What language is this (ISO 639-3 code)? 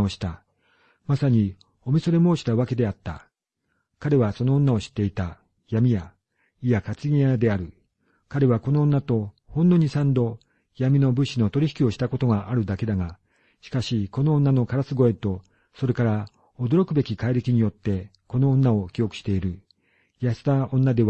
jpn